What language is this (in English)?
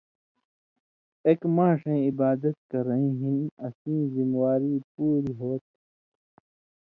Indus Kohistani